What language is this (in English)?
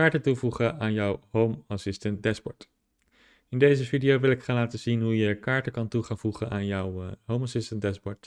Dutch